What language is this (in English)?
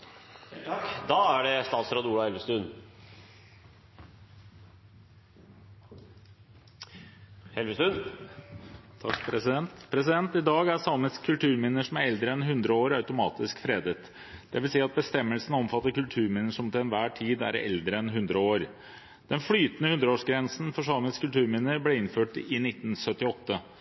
Norwegian